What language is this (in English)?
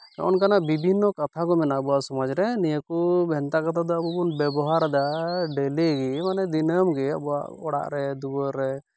Santali